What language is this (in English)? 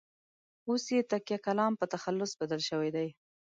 Pashto